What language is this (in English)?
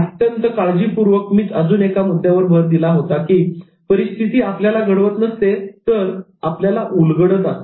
Marathi